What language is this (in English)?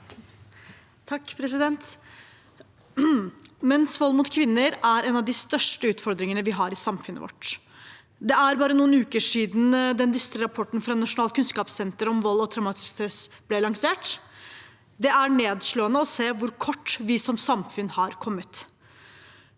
Norwegian